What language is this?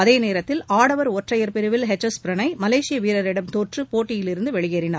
Tamil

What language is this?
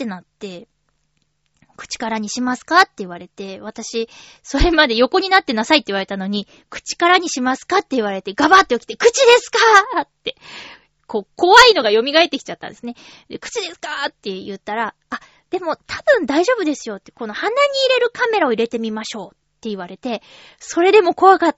Japanese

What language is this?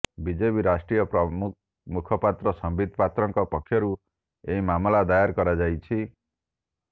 Odia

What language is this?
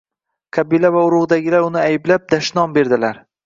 Uzbek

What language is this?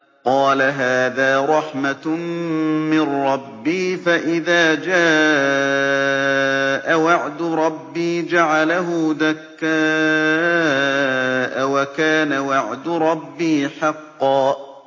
Arabic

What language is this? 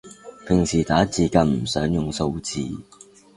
Cantonese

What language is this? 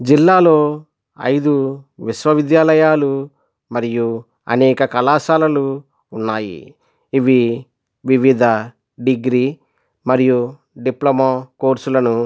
Telugu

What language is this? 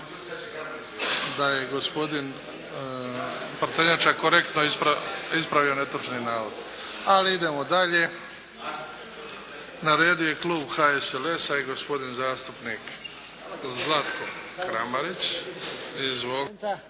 Croatian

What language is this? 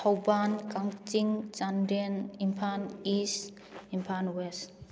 Manipuri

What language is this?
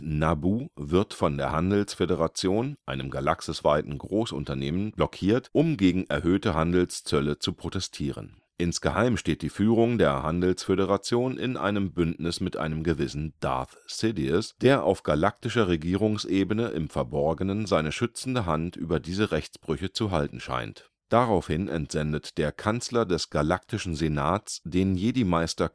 German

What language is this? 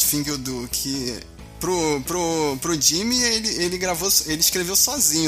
Portuguese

